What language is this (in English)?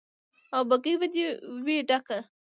Pashto